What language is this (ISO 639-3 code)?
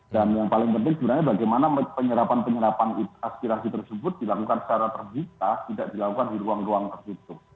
ind